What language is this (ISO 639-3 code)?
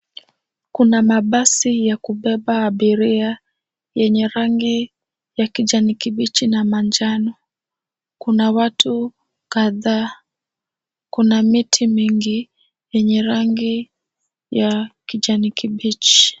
swa